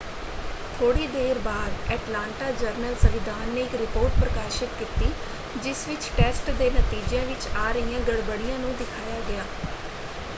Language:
Punjabi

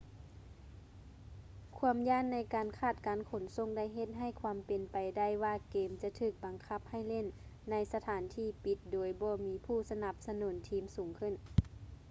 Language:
Lao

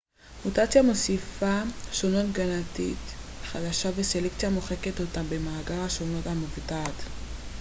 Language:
Hebrew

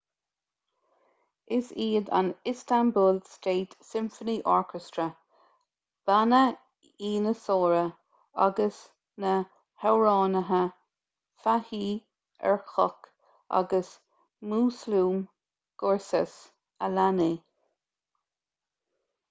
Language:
Irish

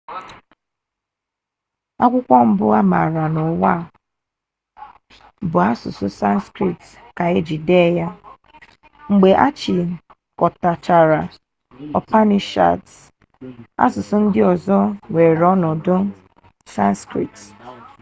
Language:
Igbo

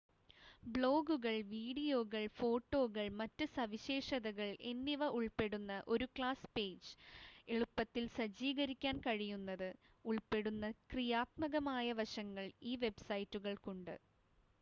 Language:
Malayalam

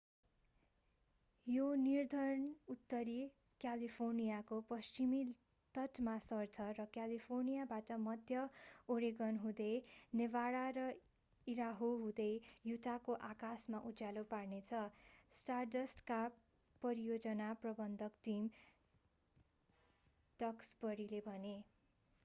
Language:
Nepali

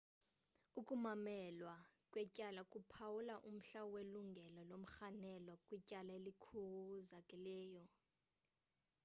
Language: Xhosa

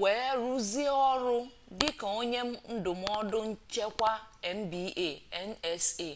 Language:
Igbo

